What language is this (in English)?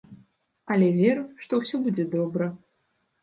Belarusian